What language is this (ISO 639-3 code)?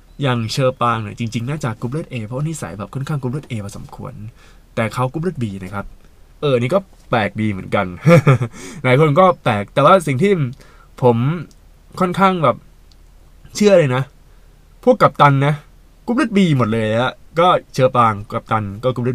tha